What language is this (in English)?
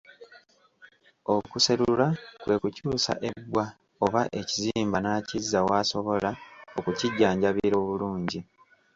Ganda